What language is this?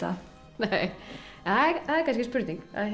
Icelandic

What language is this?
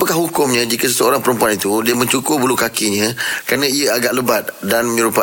Malay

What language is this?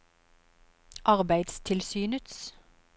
Norwegian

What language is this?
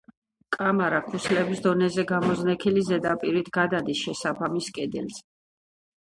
Georgian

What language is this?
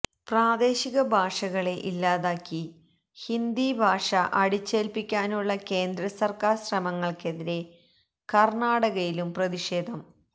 Malayalam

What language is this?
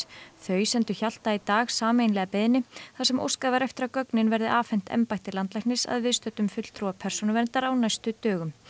Icelandic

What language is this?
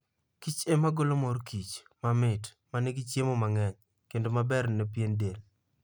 Luo (Kenya and Tanzania)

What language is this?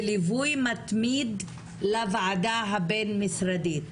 Hebrew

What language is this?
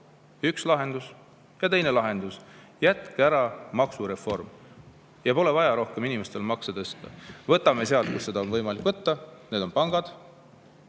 Estonian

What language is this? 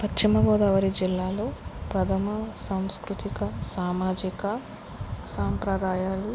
Telugu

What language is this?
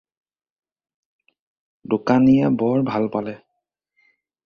Assamese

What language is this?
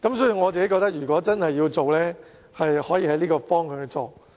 Cantonese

